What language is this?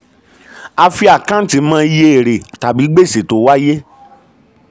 Yoruba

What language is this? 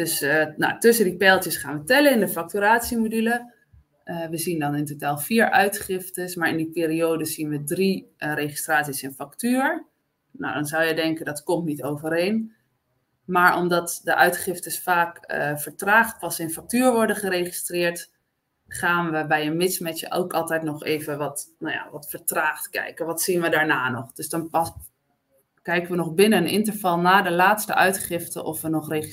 Dutch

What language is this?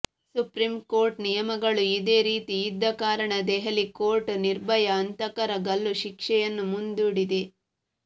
Kannada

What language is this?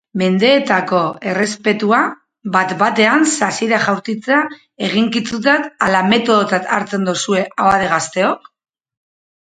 Basque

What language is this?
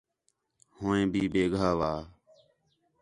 Khetrani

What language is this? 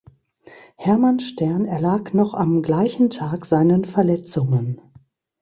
German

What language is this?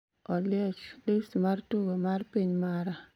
Luo (Kenya and Tanzania)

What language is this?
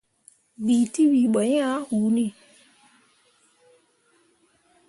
Mundang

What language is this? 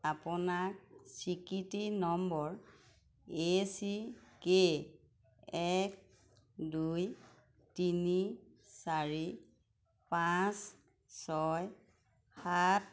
Assamese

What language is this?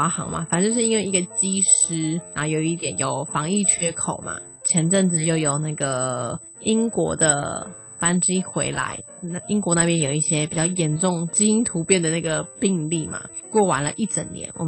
Chinese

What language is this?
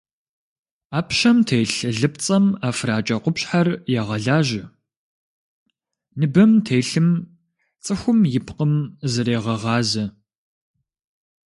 Kabardian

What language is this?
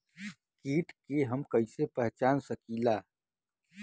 Bhojpuri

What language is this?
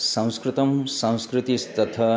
Sanskrit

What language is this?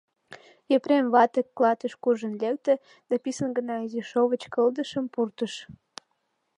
Mari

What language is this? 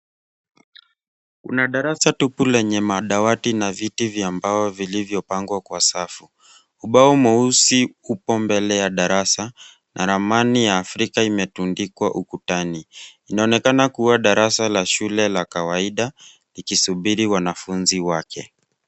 Swahili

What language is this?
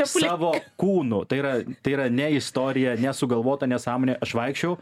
Lithuanian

